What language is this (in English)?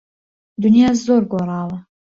Central Kurdish